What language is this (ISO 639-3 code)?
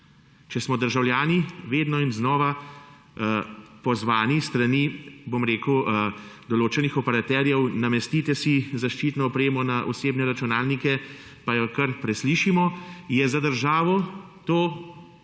slv